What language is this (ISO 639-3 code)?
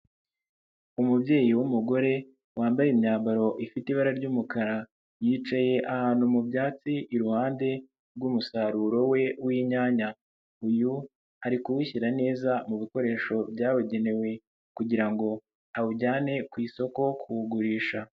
kin